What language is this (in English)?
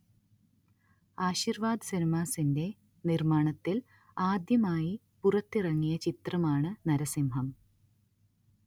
Malayalam